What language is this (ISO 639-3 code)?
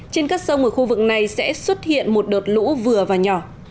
vie